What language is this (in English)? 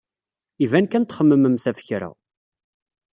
Kabyle